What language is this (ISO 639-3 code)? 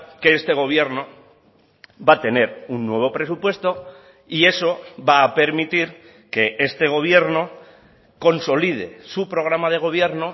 spa